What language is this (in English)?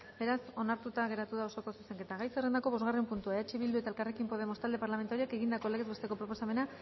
Basque